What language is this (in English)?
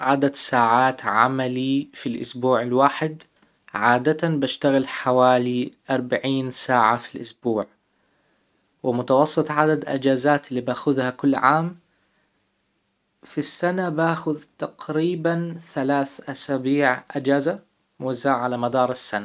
Hijazi Arabic